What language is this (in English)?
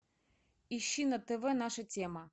Russian